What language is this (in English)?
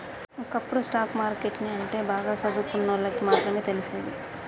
Telugu